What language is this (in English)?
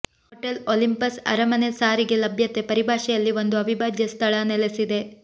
Kannada